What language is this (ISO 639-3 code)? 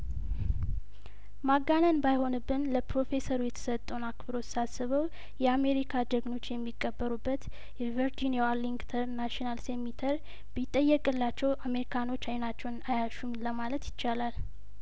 amh